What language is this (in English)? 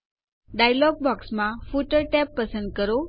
Gujarati